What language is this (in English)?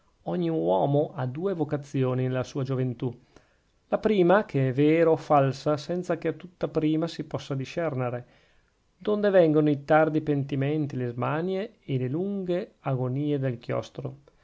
Italian